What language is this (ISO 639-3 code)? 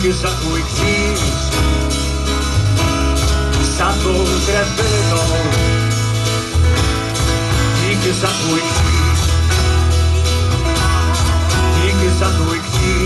ces